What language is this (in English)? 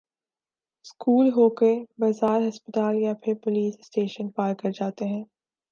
Urdu